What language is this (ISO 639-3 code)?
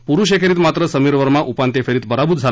mar